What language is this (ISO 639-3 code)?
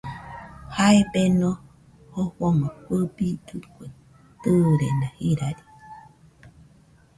hux